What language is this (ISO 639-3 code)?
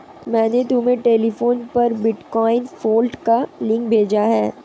hin